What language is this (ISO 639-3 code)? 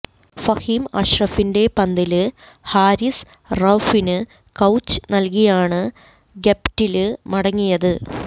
mal